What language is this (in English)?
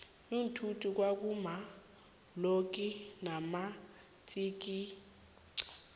South Ndebele